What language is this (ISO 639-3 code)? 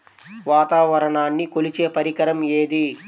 tel